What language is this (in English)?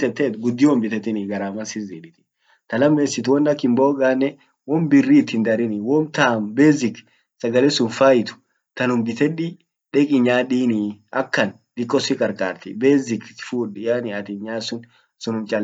Orma